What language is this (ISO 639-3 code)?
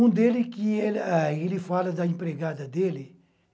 por